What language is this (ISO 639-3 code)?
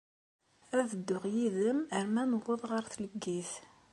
kab